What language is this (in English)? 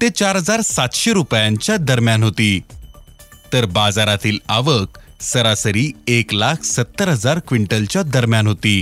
Marathi